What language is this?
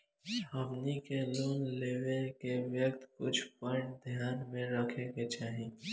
Bhojpuri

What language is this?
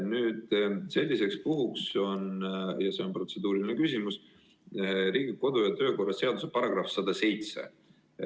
Estonian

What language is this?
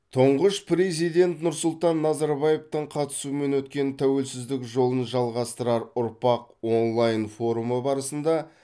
Kazakh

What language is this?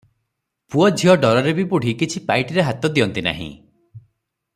Odia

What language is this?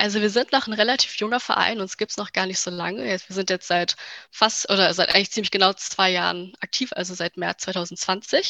German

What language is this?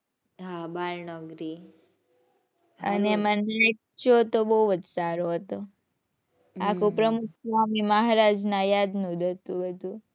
Gujarati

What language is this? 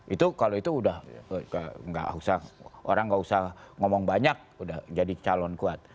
Indonesian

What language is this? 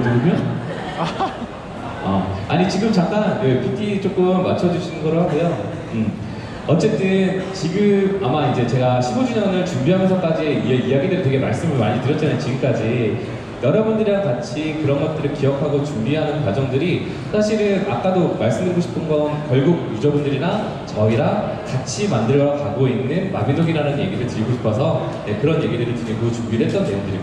Korean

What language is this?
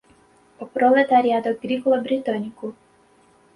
Portuguese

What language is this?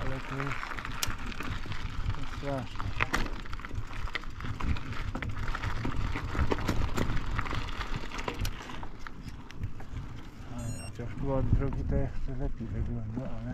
Polish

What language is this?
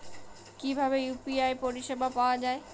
Bangla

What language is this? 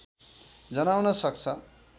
Nepali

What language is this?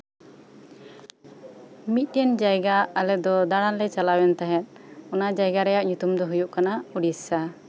Santali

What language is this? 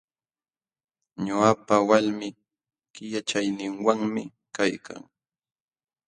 Jauja Wanca Quechua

